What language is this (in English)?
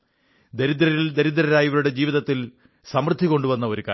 Malayalam